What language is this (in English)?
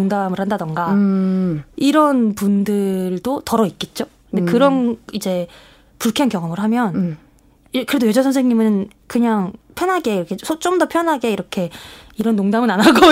Korean